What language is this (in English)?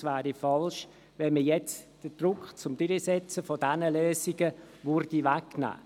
Swiss German